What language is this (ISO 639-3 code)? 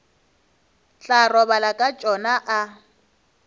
nso